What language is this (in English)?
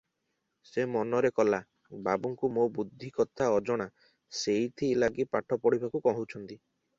Odia